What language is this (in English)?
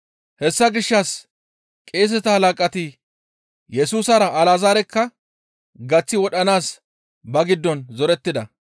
Gamo